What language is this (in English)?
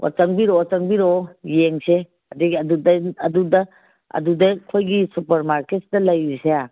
Manipuri